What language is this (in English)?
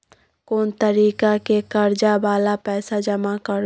Maithili